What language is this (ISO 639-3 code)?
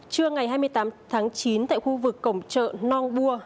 vie